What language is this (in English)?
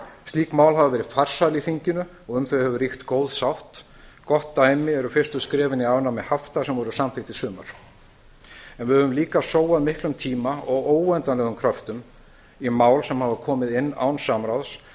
Icelandic